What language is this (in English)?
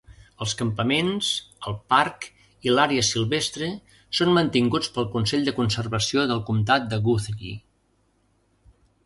Catalan